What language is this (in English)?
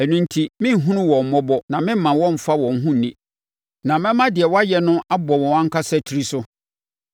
Akan